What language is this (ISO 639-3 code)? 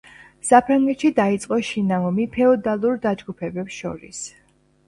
kat